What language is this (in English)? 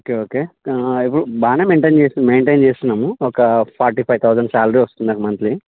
Telugu